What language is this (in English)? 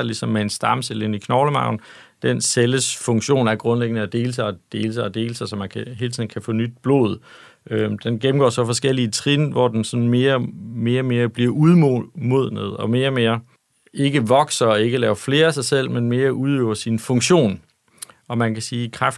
Danish